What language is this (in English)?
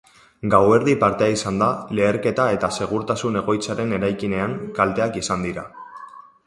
Basque